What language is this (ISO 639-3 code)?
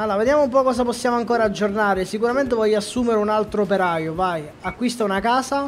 ita